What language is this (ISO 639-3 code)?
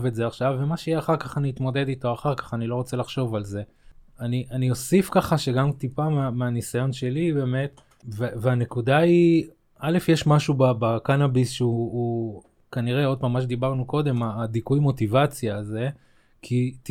heb